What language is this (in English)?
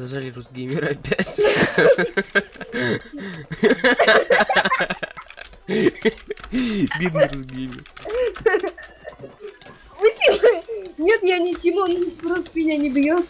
Russian